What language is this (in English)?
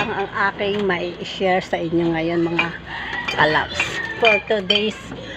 Filipino